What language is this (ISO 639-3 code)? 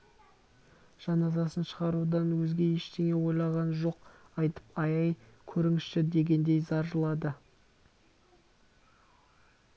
kaz